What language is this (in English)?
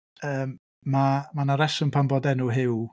Welsh